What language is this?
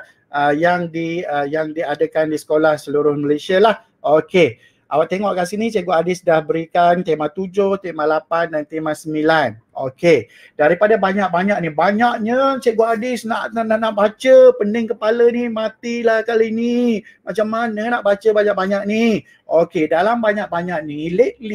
Malay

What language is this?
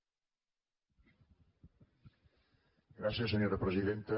Catalan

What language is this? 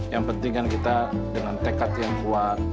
Indonesian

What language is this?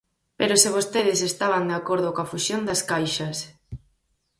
Galician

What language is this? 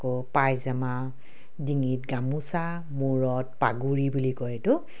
Assamese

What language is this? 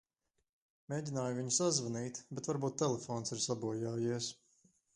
Latvian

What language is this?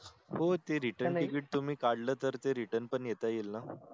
Marathi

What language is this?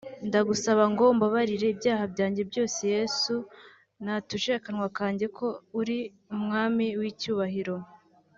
Kinyarwanda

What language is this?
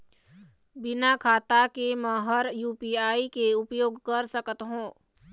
Chhattisgarhi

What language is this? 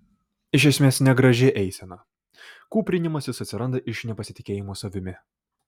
Lithuanian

